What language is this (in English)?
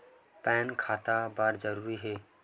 Chhattisgarhi